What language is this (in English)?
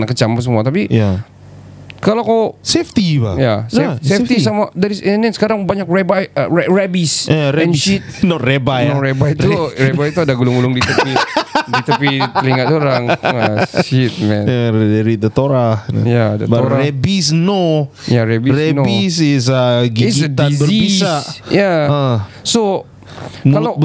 Malay